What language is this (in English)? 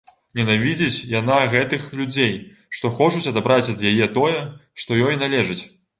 Belarusian